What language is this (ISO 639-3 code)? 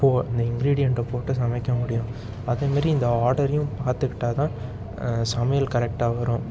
tam